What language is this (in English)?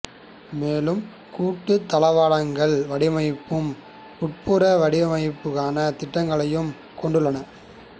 Tamil